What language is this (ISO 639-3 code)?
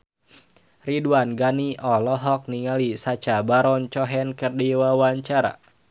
sun